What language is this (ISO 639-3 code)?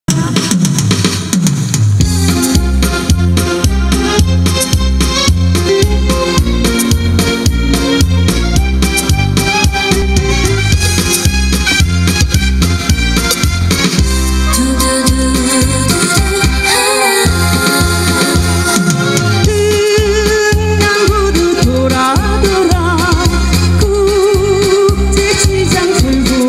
kor